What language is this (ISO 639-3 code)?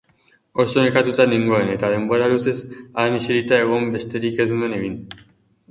eus